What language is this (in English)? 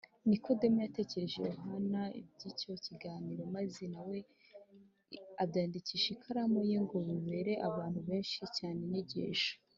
Kinyarwanda